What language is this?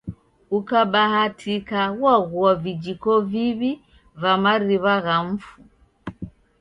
Taita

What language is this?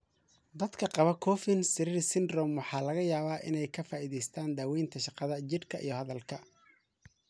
Somali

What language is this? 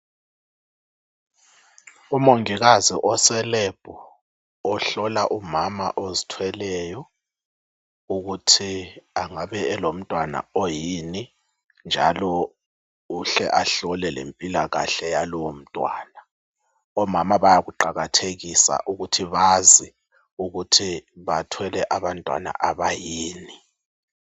North Ndebele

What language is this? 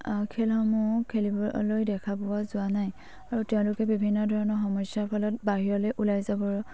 Assamese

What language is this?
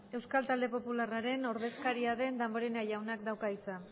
Basque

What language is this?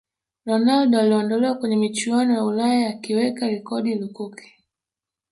Swahili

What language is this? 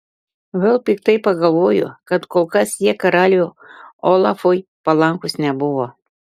Lithuanian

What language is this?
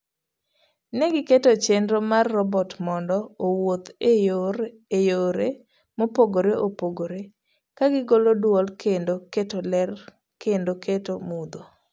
Luo (Kenya and Tanzania)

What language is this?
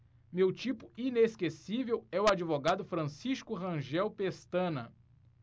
Portuguese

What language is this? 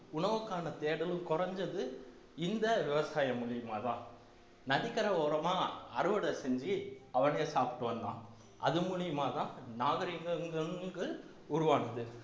Tamil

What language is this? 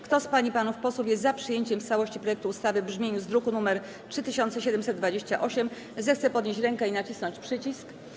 Polish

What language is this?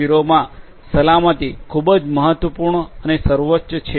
Gujarati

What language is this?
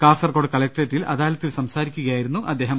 Malayalam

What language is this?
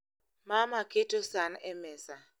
Luo (Kenya and Tanzania)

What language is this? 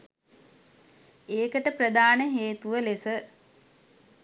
Sinhala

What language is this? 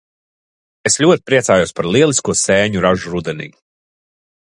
Latvian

